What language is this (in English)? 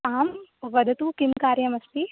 Sanskrit